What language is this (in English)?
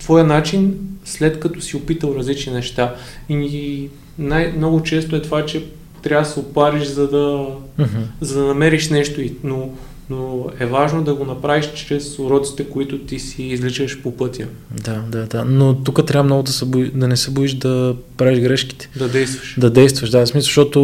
Bulgarian